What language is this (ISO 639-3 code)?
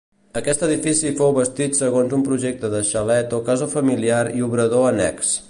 cat